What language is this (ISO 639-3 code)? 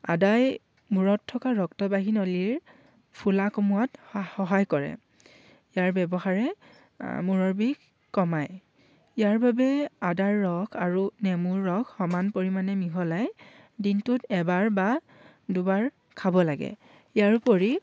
asm